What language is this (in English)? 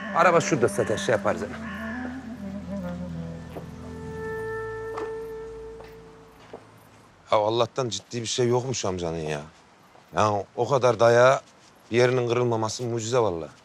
Turkish